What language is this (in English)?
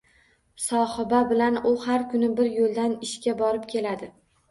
Uzbek